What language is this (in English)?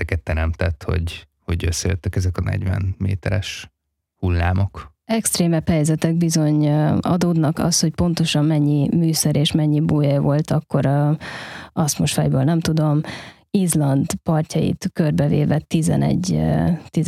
Hungarian